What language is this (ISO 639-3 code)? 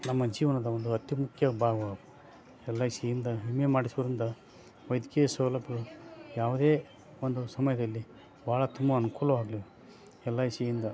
kan